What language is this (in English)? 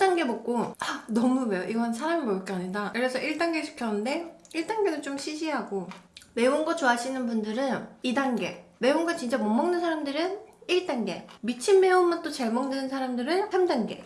Korean